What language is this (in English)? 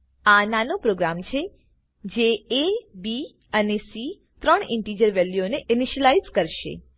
Gujarati